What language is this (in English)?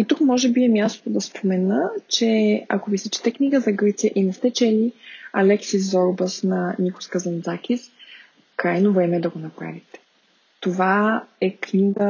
Bulgarian